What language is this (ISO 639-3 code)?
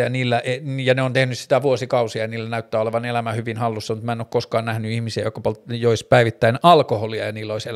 fin